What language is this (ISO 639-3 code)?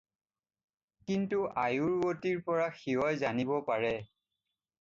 asm